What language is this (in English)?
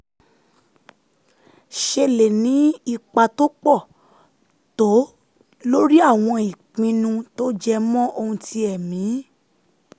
Yoruba